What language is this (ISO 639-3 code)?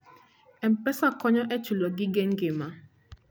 luo